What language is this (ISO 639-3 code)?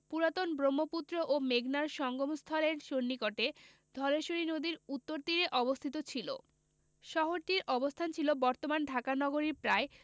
ben